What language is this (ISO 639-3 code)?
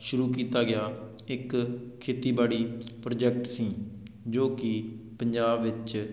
pan